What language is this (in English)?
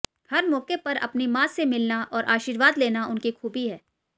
Hindi